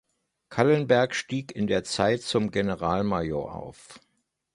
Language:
German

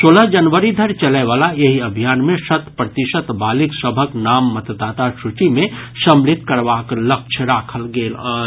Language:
Maithili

